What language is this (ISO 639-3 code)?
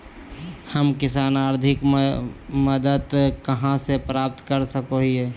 mag